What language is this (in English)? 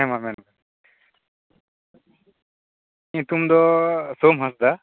Santali